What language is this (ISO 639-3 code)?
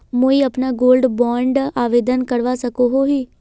mag